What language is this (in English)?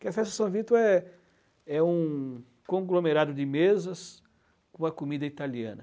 Portuguese